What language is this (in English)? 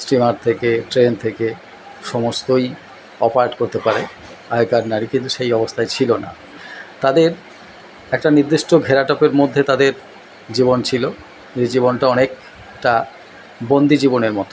Bangla